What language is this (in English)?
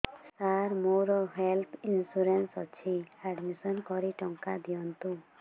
Odia